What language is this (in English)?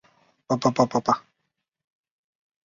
Chinese